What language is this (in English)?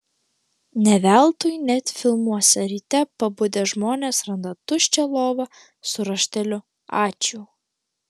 Lithuanian